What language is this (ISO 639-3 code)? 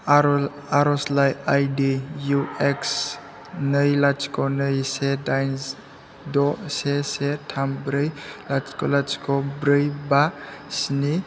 brx